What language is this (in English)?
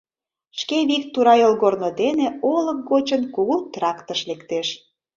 Mari